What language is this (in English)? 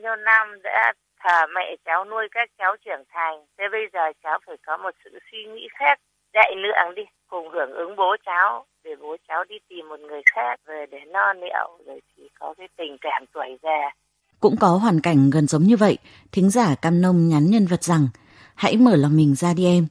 Vietnamese